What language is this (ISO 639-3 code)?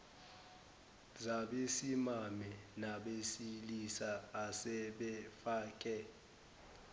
zul